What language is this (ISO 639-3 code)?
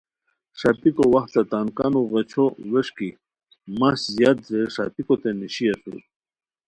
khw